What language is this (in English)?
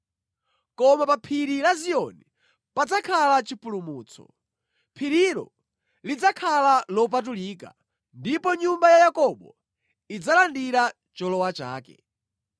Nyanja